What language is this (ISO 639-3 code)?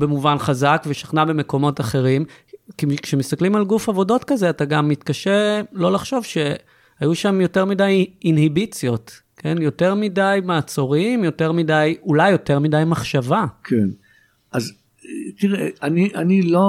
heb